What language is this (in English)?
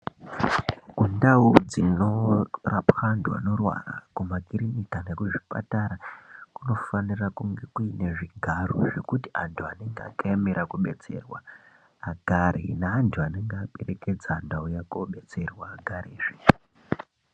Ndau